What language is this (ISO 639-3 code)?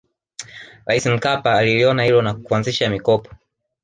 swa